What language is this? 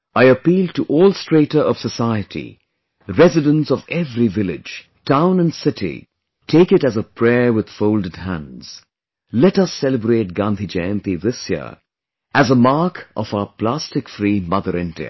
English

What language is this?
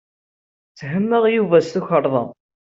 Kabyle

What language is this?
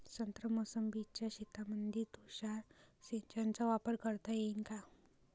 Marathi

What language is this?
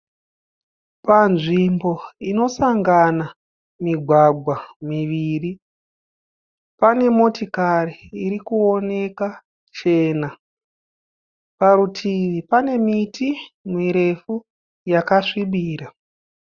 Shona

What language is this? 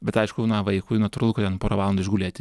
Lithuanian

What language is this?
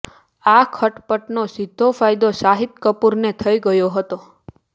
Gujarati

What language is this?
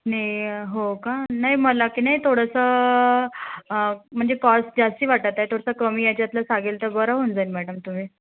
Marathi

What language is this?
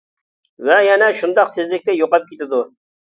Uyghur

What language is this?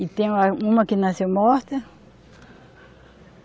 Portuguese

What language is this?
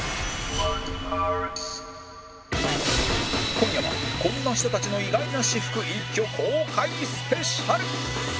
Japanese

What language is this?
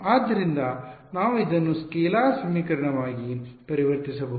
Kannada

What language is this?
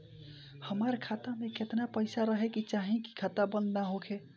Bhojpuri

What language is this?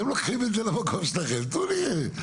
Hebrew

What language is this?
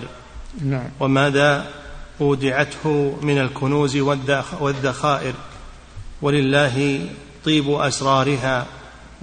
Arabic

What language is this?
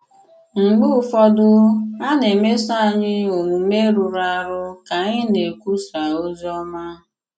Igbo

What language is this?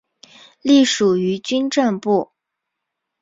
Chinese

